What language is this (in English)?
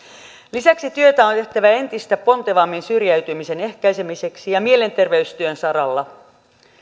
Finnish